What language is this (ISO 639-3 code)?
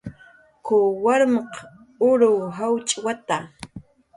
jqr